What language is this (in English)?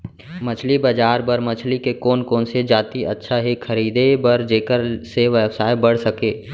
Chhattisgarhi